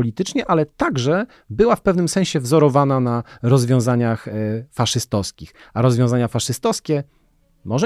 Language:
Polish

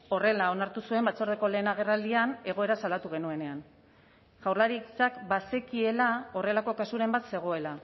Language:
Basque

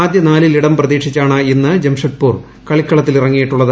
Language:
Malayalam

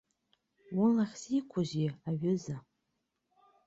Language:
Abkhazian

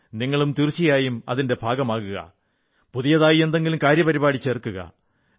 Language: Malayalam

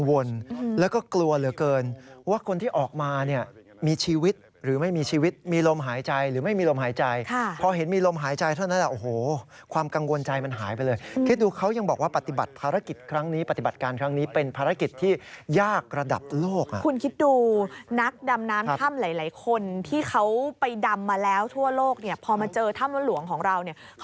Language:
Thai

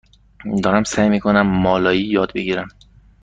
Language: Persian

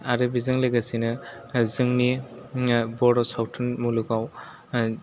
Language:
Bodo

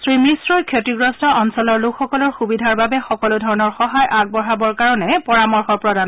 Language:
Assamese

